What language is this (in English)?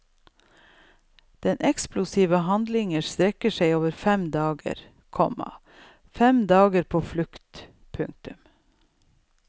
Norwegian